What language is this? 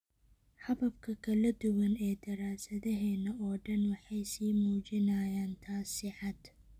Somali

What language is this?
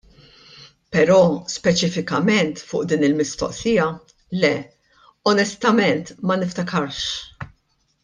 Maltese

